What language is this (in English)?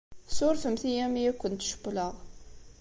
Kabyle